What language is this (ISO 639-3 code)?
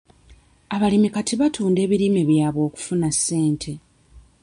lug